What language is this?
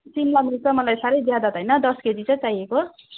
Nepali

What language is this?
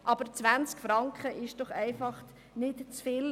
Swiss German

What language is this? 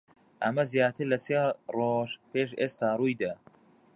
Central Kurdish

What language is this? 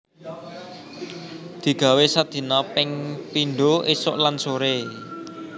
Javanese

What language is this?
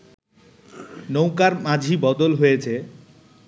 Bangla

